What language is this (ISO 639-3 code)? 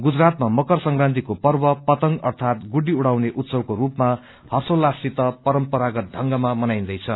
nep